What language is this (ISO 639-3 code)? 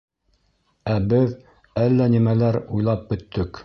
bak